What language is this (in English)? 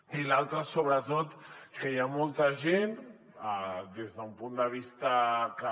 Catalan